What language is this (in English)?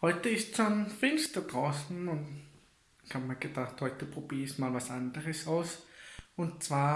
German